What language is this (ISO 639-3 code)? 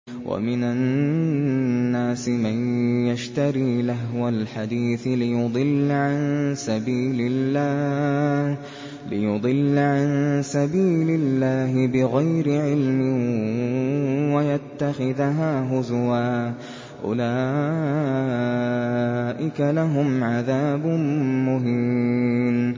ara